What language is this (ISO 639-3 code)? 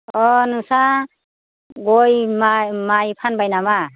brx